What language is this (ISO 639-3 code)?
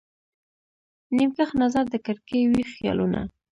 pus